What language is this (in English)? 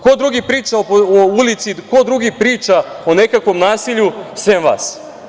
Serbian